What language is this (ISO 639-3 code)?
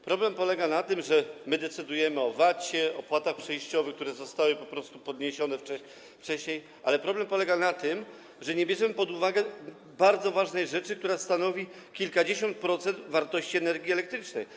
pol